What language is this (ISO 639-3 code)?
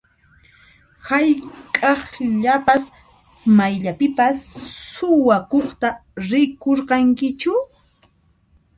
qxp